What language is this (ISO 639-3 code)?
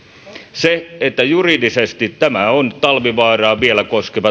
fin